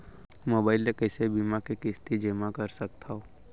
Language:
Chhattisgarhi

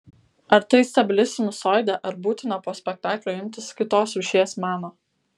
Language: Lithuanian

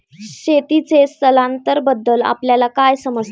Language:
Marathi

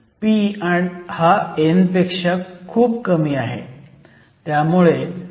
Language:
Marathi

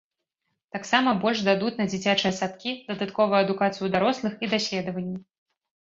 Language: Belarusian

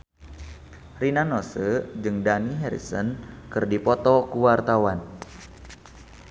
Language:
Sundanese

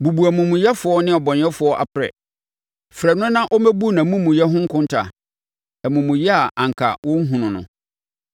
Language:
Akan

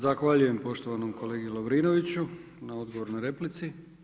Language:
Croatian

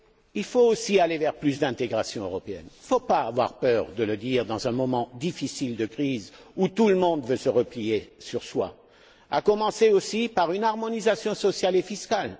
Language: French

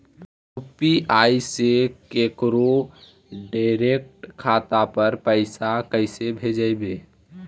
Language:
Magahi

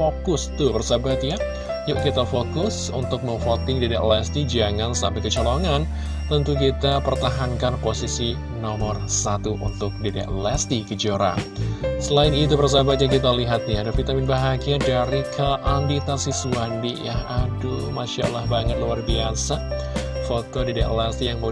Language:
Indonesian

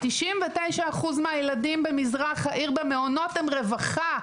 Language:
Hebrew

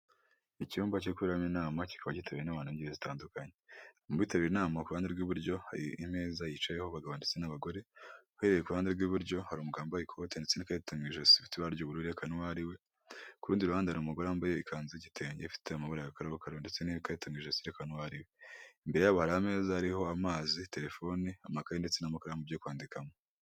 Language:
Kinyarwanda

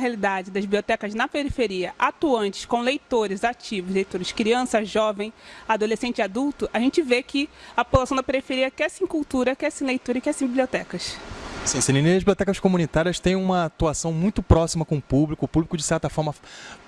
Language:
Portuguese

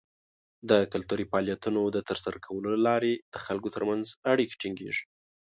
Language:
Pashto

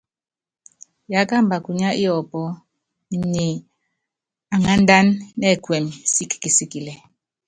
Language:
Yangben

